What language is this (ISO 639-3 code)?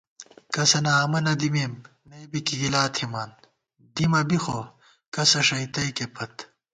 gwt